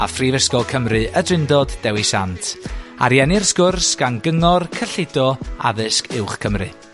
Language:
Welsh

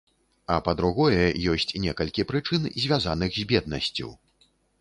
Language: Belarusian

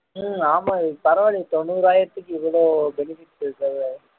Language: Tamil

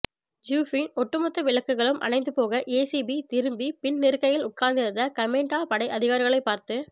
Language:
Tamil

